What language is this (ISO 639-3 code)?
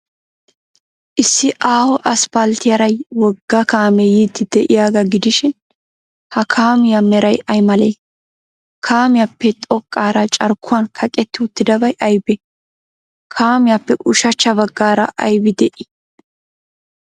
wal